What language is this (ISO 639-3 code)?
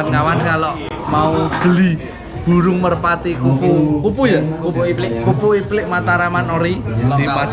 ind